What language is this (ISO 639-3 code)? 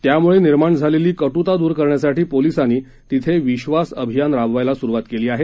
mar